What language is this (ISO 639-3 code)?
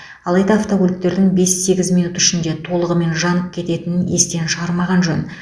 kaz